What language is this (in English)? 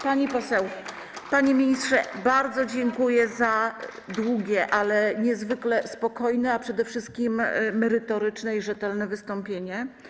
Polish